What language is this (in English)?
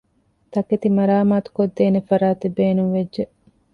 Divehi